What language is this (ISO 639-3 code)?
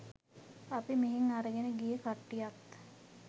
sin